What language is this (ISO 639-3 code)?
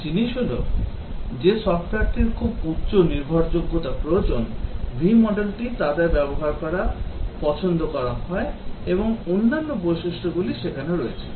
ben